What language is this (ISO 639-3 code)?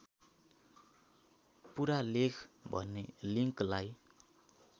nep